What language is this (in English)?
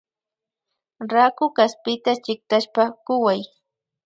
Imbabura Highland Quichua